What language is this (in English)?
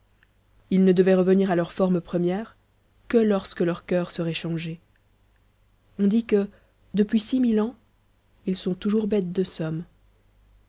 French